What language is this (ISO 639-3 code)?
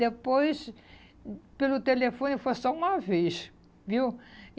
por